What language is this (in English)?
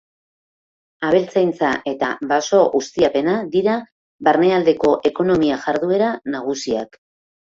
Basque